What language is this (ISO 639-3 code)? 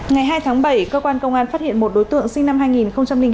vie